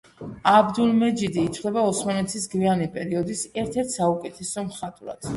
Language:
Georgian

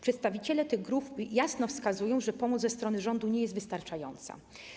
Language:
Polish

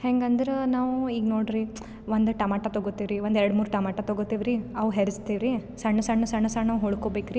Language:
Kannada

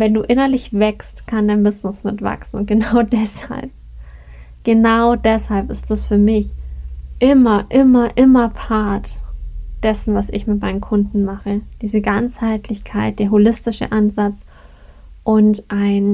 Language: German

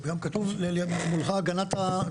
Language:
Hebrew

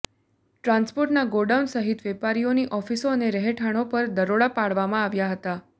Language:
Gujarati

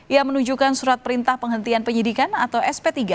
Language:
Indonesian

